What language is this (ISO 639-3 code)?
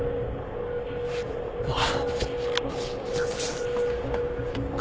jpn